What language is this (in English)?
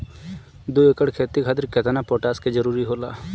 Bhojpuri